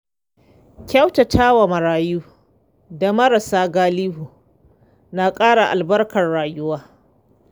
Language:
Hausa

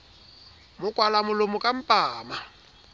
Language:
Southern Sotho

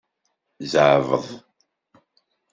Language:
Kabyle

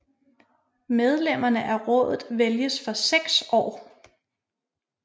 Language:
Danish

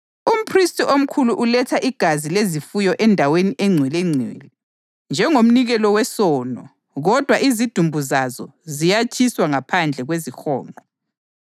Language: North Ndebele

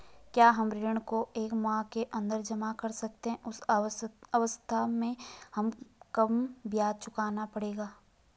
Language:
Hindi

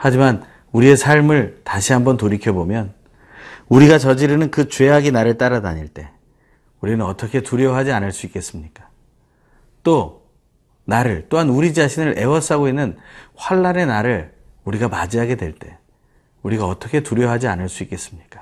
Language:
Korean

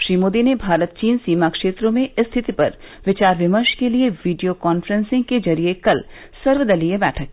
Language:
Hindi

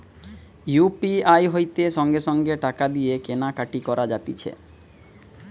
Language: Bangla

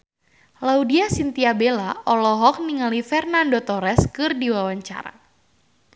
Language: Sundanese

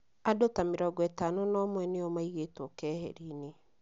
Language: Kikuyu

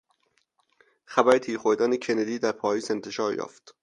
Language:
Persian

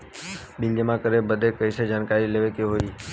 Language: Bhojpuri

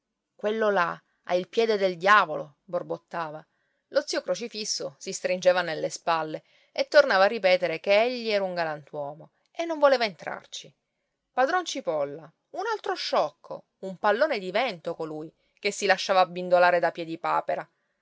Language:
Italian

